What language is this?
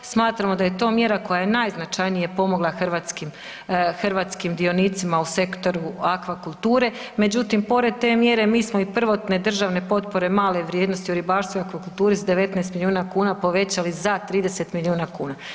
Croatian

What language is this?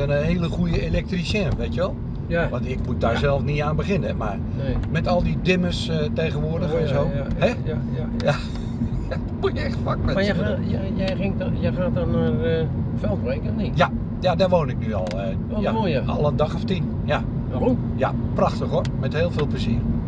Dutch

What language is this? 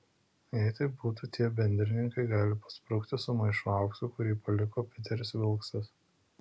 Lithuanian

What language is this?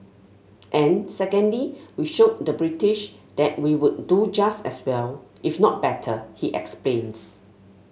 English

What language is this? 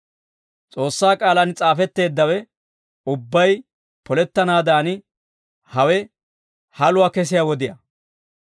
Dawro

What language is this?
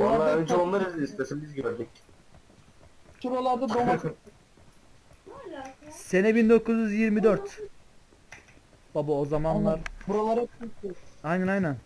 Turkish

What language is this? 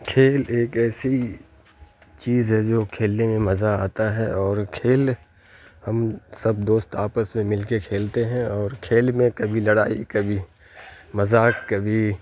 Urdu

